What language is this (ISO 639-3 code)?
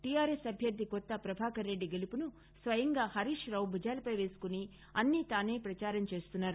tel